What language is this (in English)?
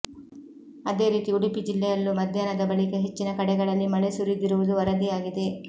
Kannada